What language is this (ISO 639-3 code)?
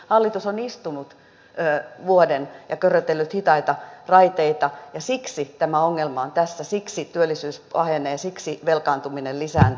fin